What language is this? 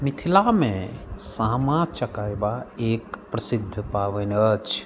Maithili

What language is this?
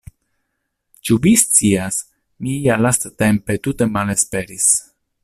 Esperanto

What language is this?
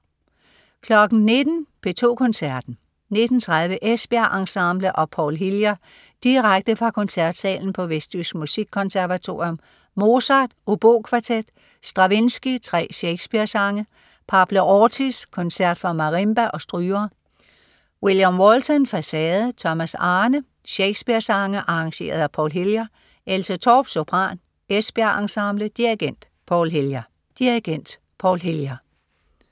Danish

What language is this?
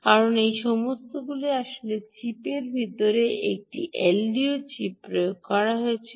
Bangla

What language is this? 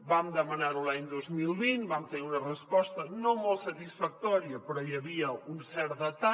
Catalan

